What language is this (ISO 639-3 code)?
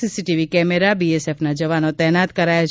guj